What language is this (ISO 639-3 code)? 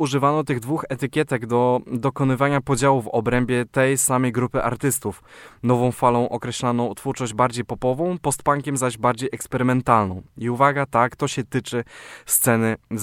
pol